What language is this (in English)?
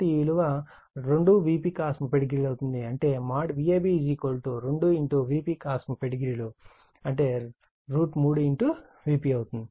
Telugu